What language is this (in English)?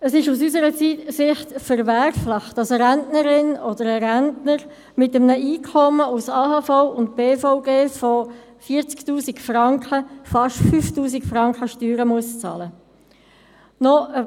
Swiss German